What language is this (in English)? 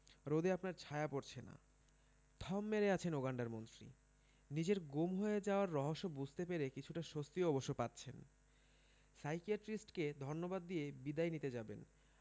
Bangla